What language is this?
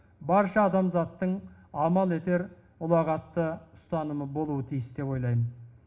Kazakh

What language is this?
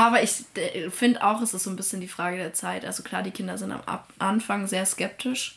German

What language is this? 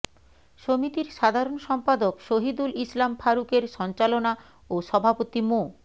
Bangla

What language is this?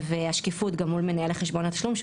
Hebrew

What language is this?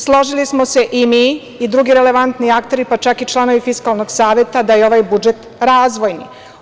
Serbian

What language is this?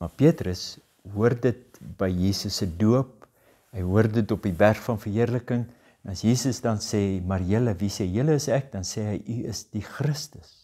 Dutch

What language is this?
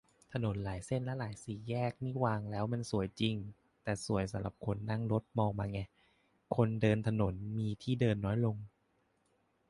Thai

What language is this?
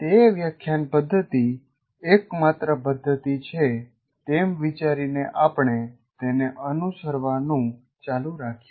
Gujarati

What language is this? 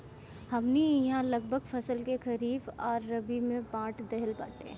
Bhojpuri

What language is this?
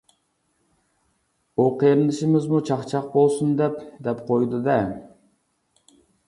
Uyghur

